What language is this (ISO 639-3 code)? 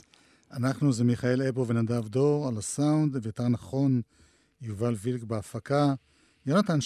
heb